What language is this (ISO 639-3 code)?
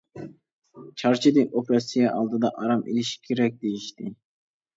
uig